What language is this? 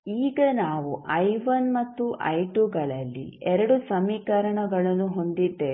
Kannada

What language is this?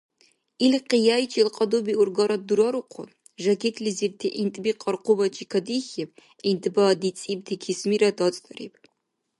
Dargwa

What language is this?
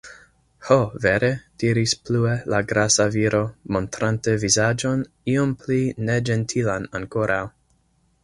Esperanto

